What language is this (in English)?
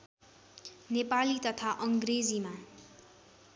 Nepali